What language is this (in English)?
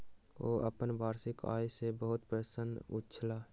Maithili